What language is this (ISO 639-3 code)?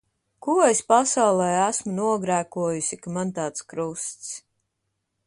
lav